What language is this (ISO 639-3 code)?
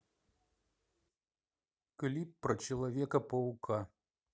rus